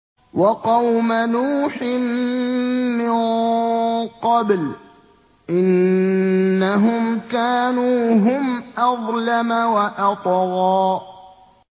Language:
Arabic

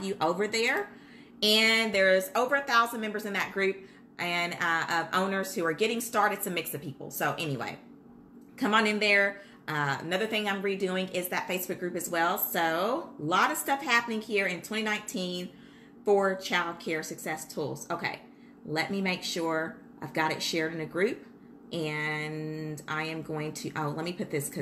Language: English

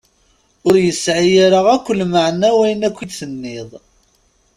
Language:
Kabyle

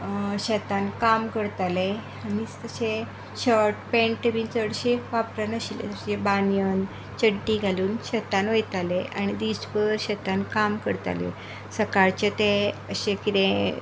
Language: Konkani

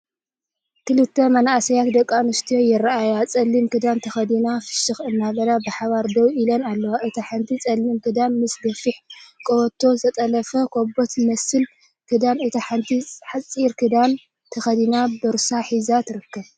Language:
Tigrinya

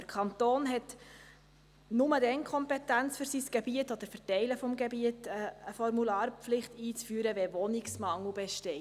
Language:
Swiss German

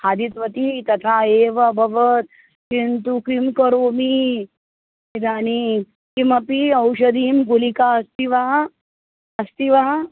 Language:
Sanskrit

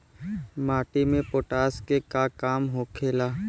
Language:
Bhojpuri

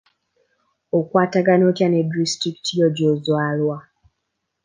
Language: Ganda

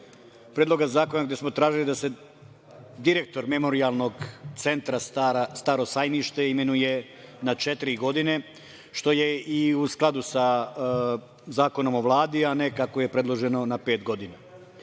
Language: Serbian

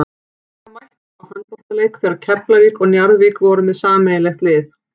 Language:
Icelandic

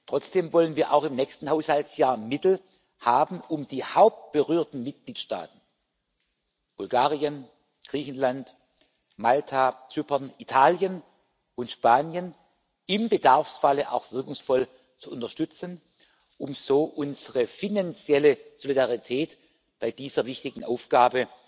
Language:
German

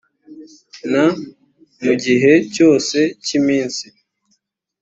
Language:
Kinyarwanda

